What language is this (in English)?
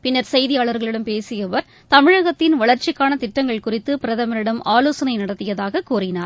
Tamil